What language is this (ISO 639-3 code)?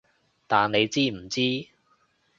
yue